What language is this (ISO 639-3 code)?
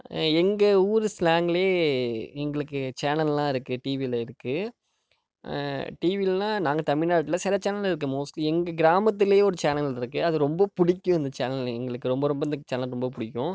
tam